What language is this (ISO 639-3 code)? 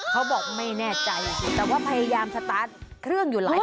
tha